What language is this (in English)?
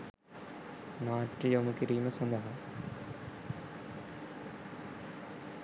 Sinhala